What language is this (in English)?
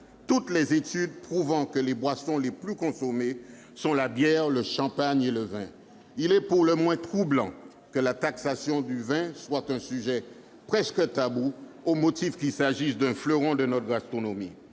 French